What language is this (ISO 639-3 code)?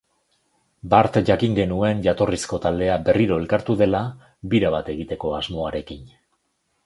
eus